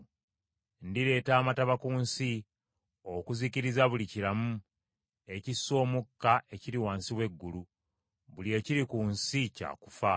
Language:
Ganda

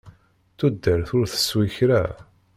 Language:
Kabyle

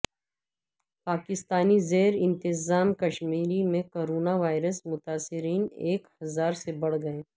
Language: Urdu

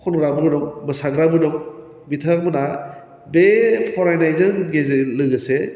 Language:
Bodo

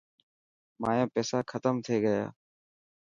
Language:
Dhatki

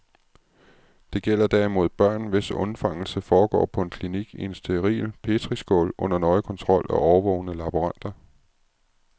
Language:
Danish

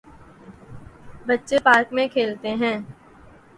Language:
Urdu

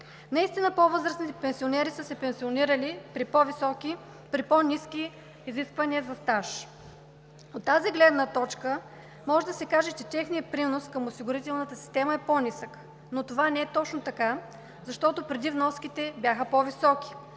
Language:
Bulgarian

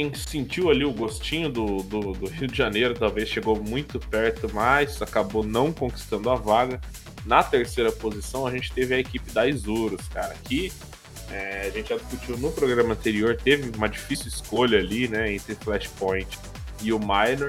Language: Portuguese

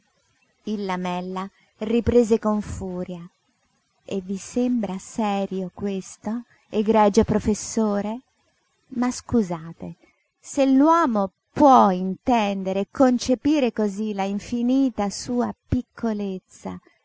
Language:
Italian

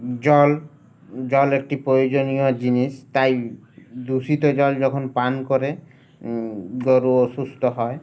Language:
Bangla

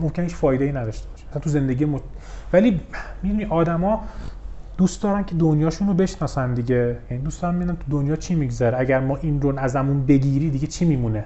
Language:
Persian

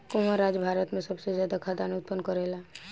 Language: Bhojpuri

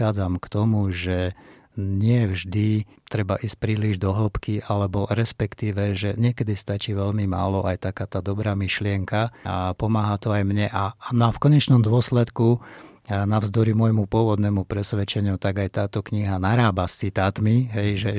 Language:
Slovak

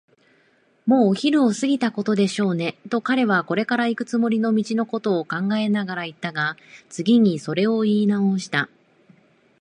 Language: Japanese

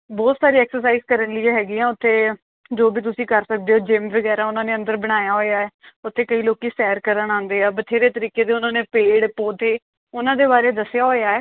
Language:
Punjabi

